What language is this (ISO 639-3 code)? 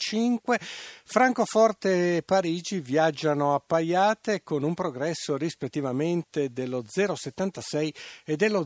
ita